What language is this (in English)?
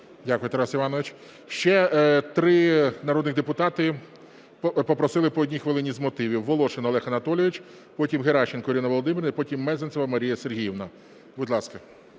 Ukrainian